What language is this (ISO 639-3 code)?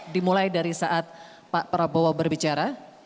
ind